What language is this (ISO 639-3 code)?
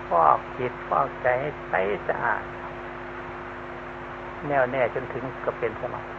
tha